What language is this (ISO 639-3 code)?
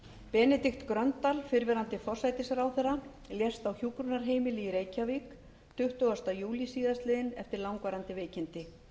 isl